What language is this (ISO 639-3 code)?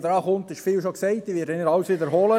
gsw